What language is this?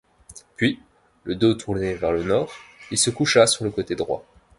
French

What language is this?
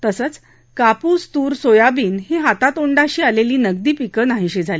Marathi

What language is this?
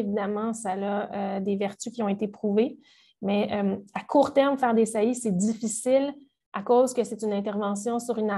French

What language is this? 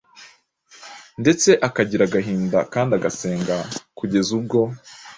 Kinyarwanda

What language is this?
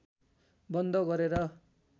Nepali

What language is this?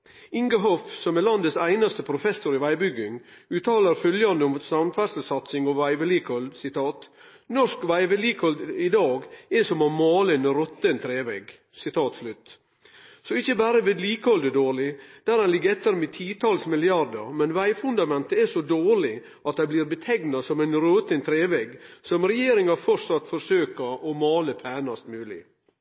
Norwegian Nynorsk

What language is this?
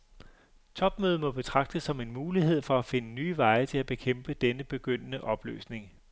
Danish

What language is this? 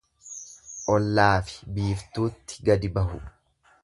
Oromo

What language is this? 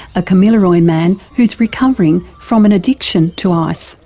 English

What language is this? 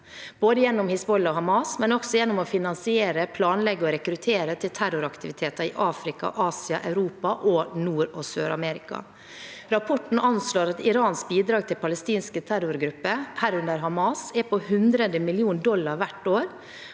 Norwegian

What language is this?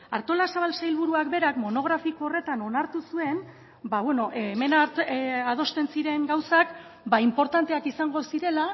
Basque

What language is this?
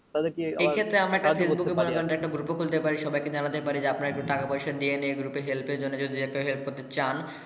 Bangla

